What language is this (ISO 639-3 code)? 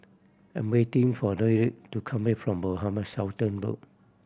eng